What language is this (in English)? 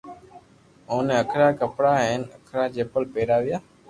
Loarki